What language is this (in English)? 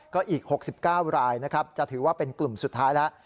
Thai